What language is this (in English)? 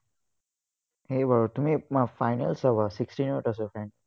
Assamese